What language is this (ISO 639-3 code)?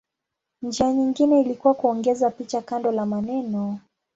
swa